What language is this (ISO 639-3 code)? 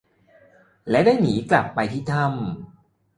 tha